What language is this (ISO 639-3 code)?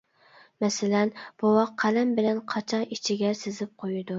uig